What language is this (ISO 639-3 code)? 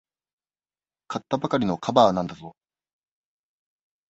jpn